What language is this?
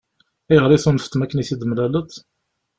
Kabyle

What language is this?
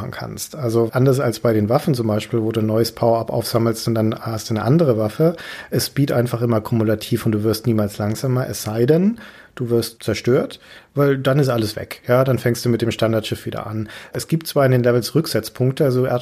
German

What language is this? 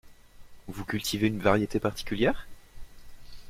French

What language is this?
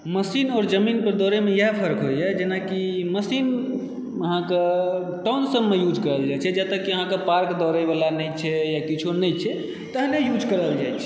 Maithili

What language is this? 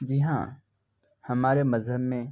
Urdu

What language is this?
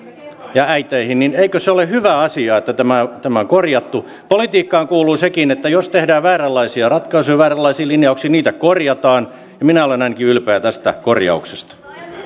Finnish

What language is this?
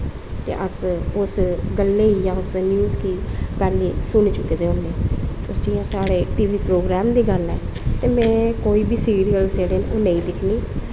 Dogri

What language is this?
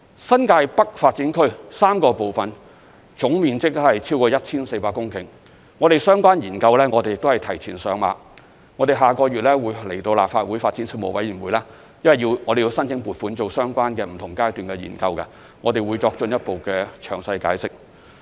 Cantonese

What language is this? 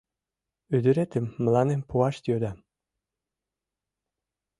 Mari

